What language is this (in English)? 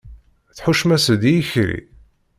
Kabyle